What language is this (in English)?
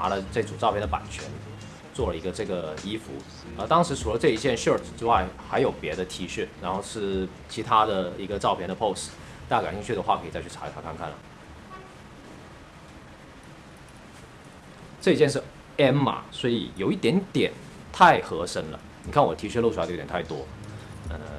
Chinese